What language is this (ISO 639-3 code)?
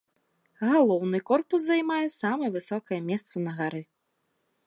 bel